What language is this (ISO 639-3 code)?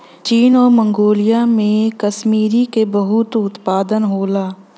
bho